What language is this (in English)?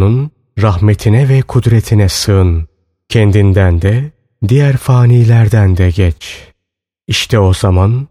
Turkish